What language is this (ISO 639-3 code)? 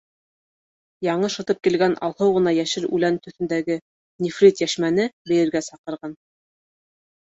bak